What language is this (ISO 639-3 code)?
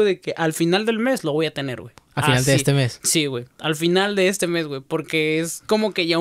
spa